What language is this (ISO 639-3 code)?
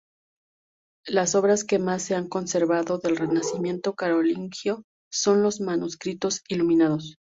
spa